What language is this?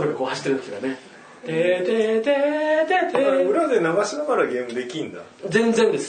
Japanese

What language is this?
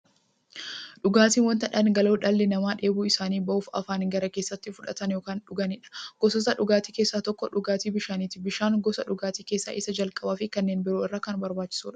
Oromo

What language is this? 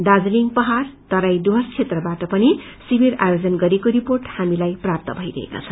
Nepali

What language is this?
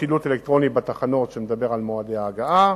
Hebrew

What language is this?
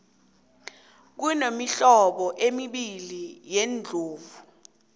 South Ndebele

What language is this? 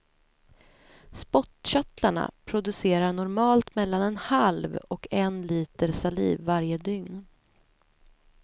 Swedish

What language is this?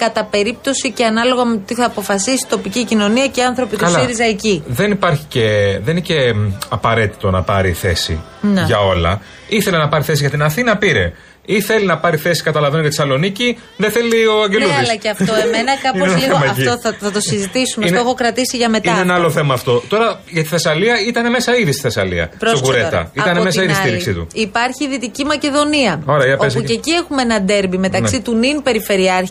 Greek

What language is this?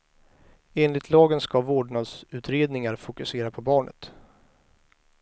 Swedish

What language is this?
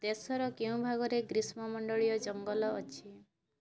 Odia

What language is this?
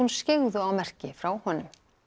Icelandic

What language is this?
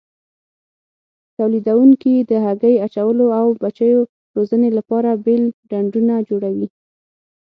Pashto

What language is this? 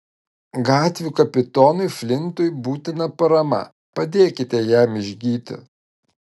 Lithuanian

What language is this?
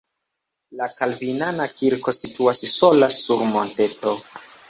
Esperanto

